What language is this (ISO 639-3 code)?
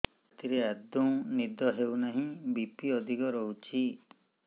ori